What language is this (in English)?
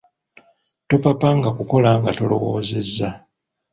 Ganda